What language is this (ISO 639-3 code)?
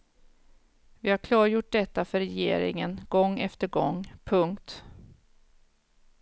swe